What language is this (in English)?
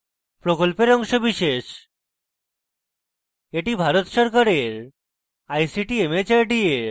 Bangla